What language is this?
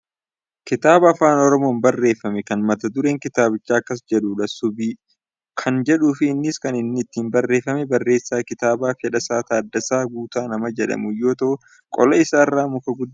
Oromo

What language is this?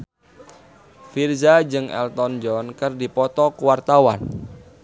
Sundanese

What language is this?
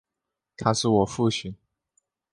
Chinese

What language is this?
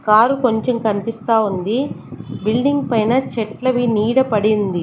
Telugu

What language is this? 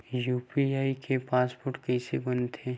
Chhattisgarhi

